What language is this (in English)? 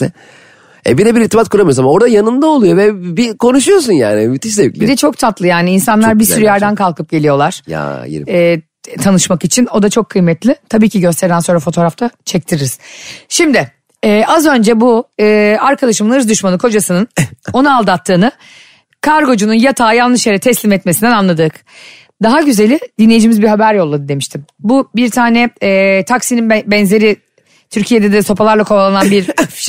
Turkish